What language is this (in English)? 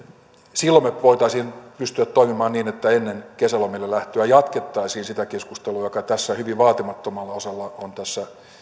Finnish